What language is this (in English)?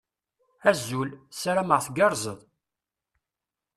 Kabyle